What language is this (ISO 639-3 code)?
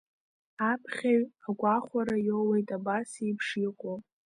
abk